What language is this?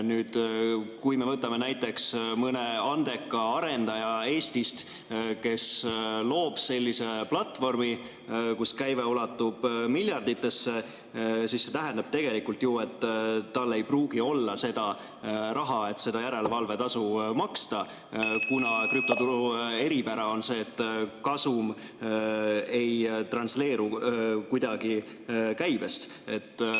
Estonian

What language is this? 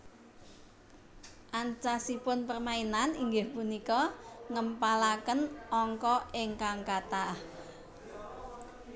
Javanese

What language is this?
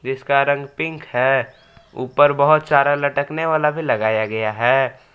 Hindi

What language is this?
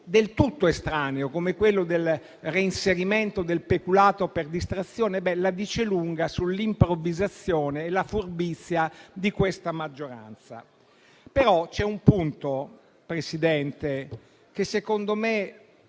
Italian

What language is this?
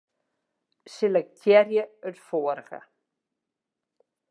Western Frisian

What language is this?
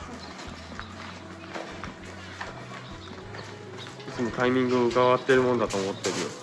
Japanese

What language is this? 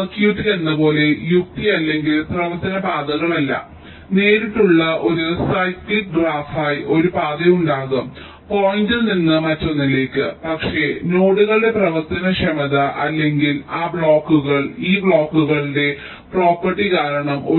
Malayalam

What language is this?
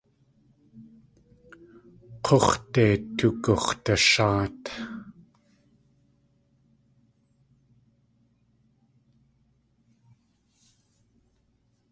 Tlingit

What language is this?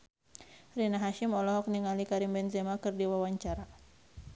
Sundanese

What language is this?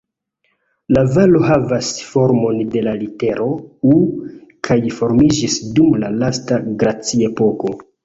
Esperanto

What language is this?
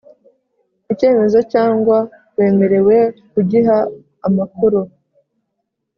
Kinyarwanda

